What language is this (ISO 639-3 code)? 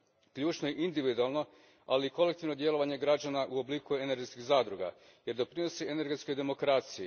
hrv